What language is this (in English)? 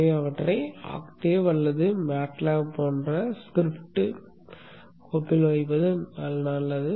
Tamil